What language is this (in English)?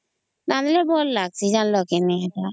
Odia